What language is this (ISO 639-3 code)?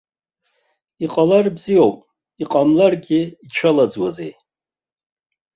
abk